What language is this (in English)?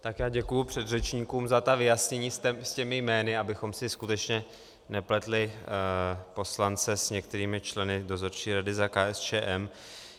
Czech